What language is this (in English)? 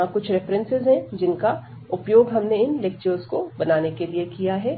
Hindi